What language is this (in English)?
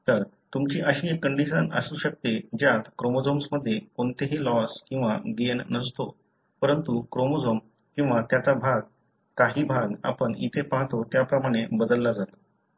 Marathi